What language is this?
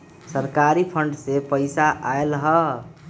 Magahi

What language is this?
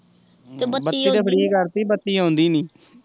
Punjabi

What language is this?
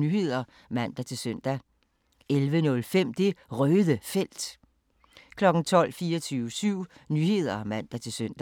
Danish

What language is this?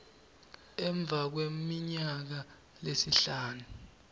Swati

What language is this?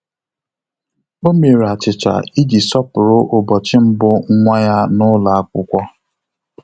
Igbo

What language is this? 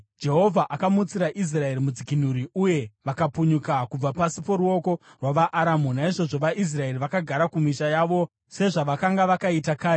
Shona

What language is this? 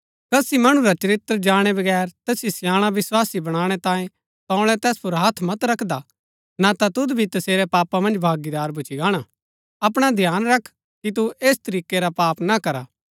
Gaddi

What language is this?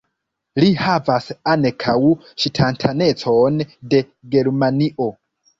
Esperanto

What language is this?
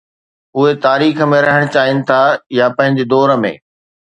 Sindhi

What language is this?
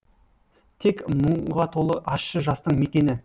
Kazakh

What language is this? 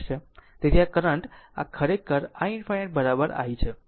Gujarati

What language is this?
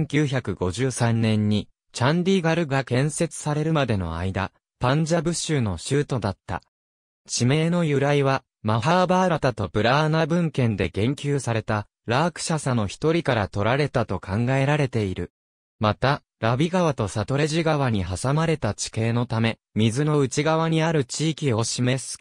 Japanese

